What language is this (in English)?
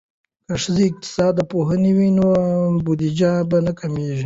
Pashto